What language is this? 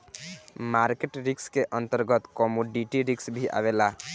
Bhojpuri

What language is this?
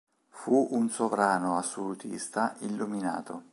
Italian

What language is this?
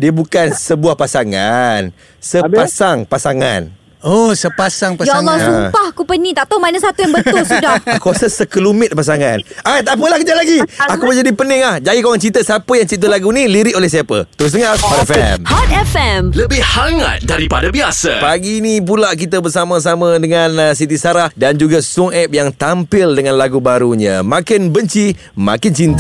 Malay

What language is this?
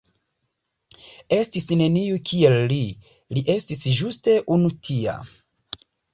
Esperanto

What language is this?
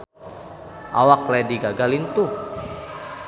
Sundanese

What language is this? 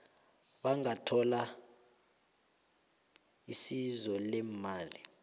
South Ndebele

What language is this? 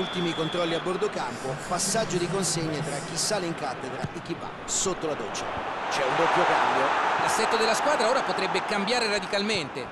Italian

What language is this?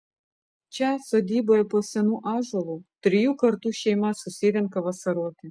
Lithuanian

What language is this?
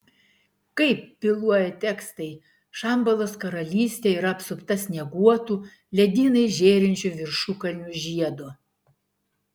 Lithuanian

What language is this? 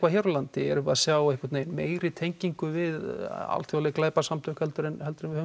Icelandic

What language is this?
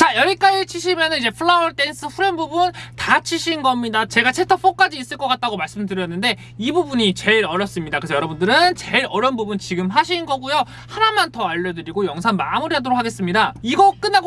Korean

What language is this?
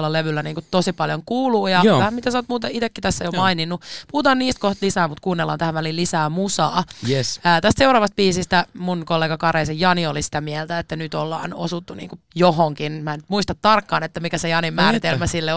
Finnish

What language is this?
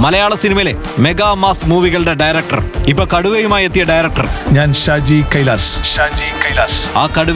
Malayalam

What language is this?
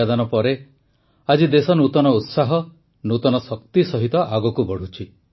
Odia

